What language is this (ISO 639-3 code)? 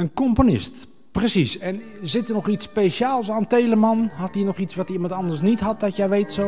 nld